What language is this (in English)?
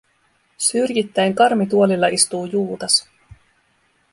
Finnish